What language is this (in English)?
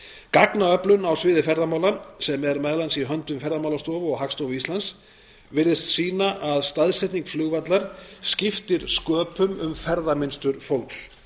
Icelandic